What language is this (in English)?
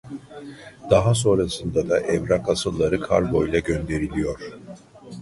Turkish